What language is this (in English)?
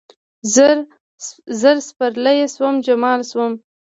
Pashto